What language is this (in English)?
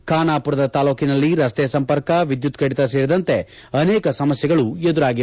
Kannada